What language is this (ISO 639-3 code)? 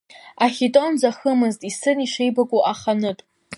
abk